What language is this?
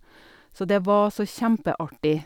Norwegian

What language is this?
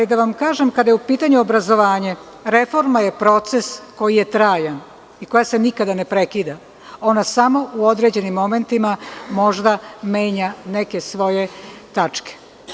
Serbian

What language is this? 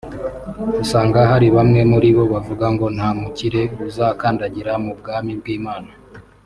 Kinyarwanda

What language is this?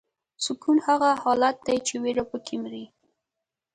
Pashto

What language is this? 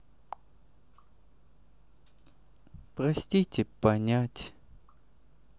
Russian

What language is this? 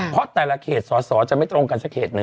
Thai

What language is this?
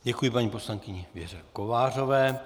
Czech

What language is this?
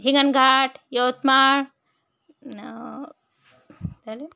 Marathi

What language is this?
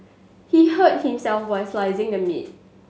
English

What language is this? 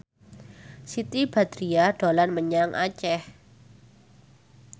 Javanese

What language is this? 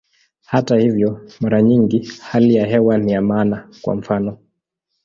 Swahili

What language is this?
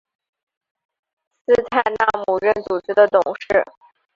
Chinese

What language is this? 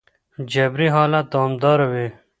Pashto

